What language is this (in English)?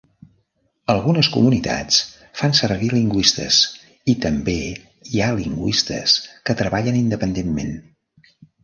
Catalan